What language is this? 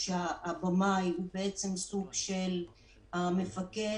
Hebrew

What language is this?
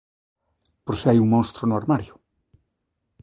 Galician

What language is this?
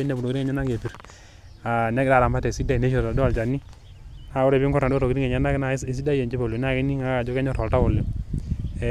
Masai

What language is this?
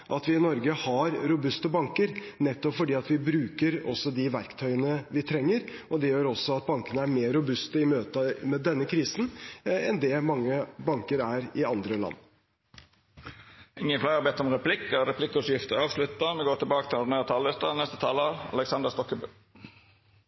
Norwegian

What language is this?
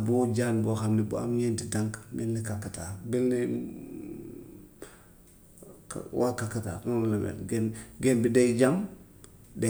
Gambian Wolof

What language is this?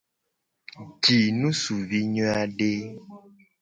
Gen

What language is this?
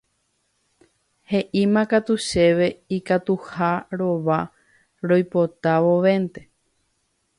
Guarani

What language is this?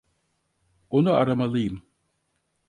Turkish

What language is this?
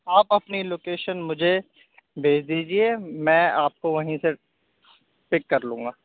Urdu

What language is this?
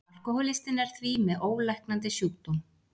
Icelandic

